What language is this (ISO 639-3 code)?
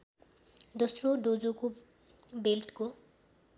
nep